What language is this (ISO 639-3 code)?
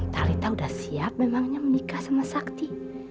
ind